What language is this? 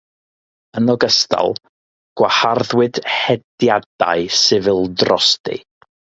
Welsh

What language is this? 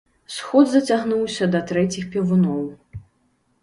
Belarusian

